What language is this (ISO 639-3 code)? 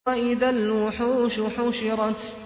ara